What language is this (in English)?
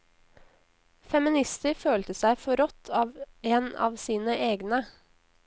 Norwegian